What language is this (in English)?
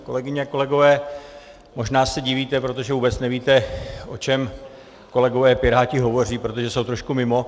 Czech